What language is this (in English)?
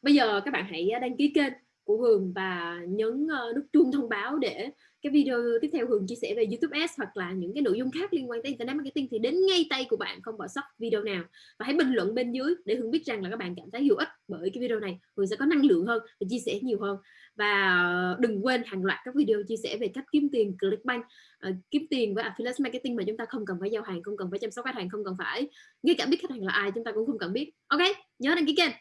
Vietnamese